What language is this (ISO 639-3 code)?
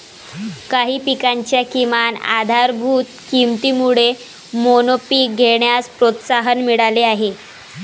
mar